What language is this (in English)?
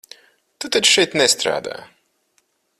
Latvian